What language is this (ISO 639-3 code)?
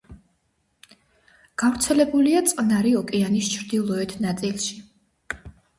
kat